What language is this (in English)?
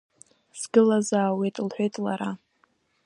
Abkhazian